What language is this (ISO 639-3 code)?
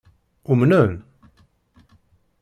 kab